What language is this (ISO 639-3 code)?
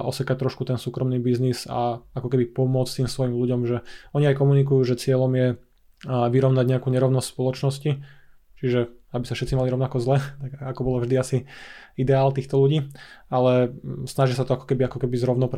slk